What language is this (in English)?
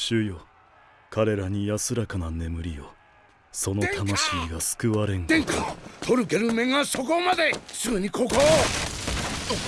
Japanese